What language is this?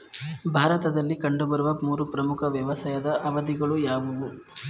Kannada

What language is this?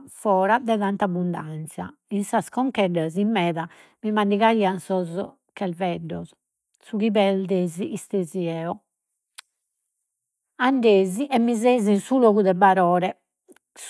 Sardinian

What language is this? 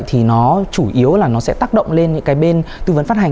Vietnamese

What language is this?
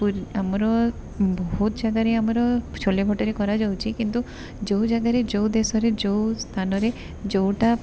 Odia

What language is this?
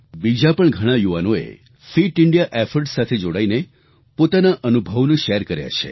Gujarati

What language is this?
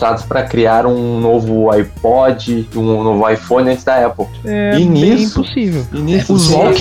Portuguese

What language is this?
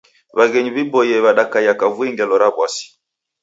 Taita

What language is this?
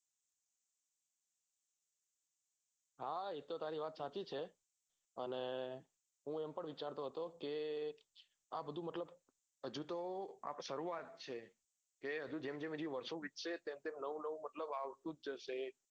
Gujarati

